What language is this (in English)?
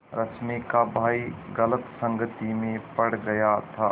Hindi